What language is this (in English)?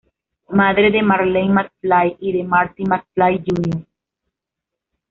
Spanish